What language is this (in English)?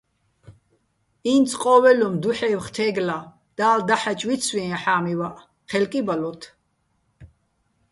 Bats